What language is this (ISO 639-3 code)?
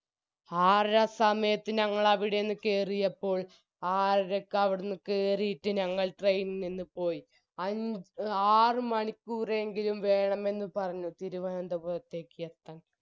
mal